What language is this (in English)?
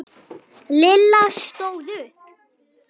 Icelandic